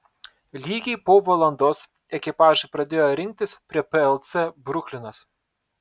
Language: Lithuanian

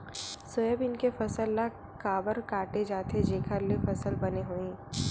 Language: Chhattisgarhi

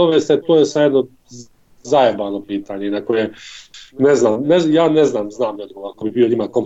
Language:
Croatian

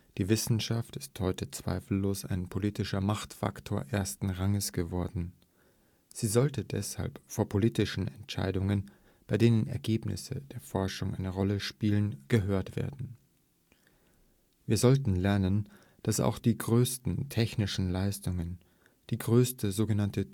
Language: German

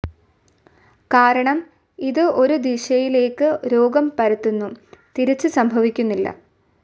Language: Malayalam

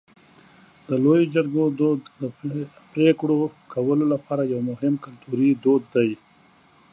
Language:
Pashto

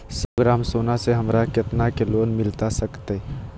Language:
Magahi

